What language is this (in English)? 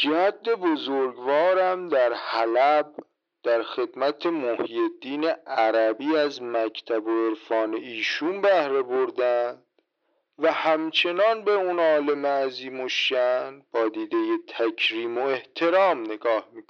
Persian